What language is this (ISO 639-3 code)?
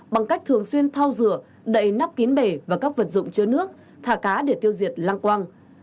vie